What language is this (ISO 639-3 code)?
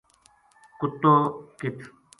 gju